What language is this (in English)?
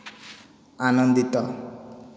Odia